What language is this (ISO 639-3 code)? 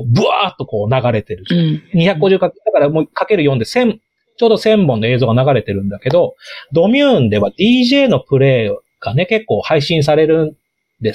jpn